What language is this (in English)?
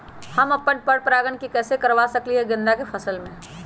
Magahi